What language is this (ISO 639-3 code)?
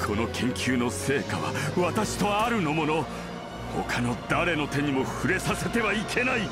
jpn